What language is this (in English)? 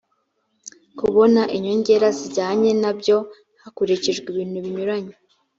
Kinyarwanda